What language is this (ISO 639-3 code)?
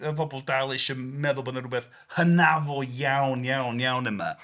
cym